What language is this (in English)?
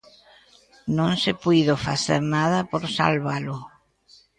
Galician